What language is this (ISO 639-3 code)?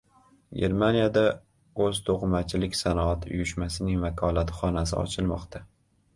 uzb